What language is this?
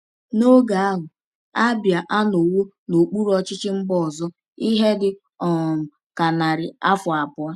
Igbo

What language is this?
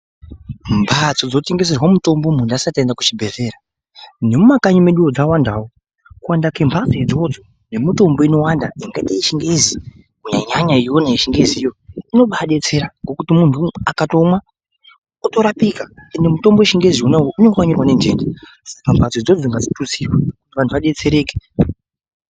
Ndau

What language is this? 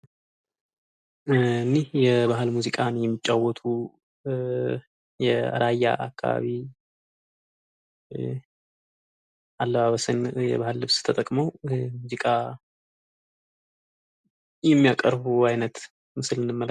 Amharic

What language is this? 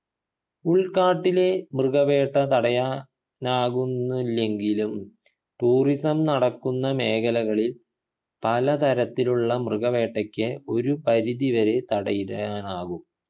Malayalam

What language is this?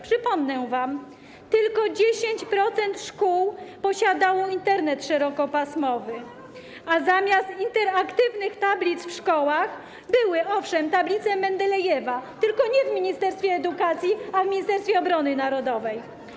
Polish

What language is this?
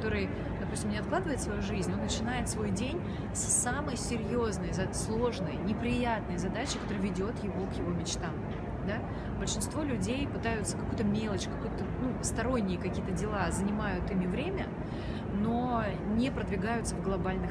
Russian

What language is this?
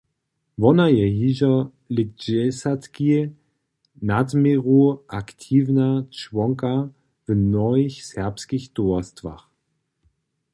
Upper Sorbian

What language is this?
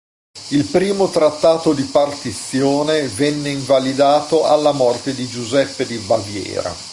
Italian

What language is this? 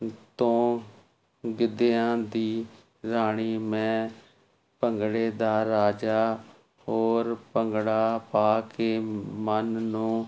Punjabi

